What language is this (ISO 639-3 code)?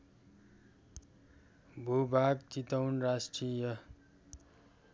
nep